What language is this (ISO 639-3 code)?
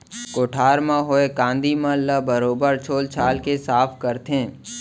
hne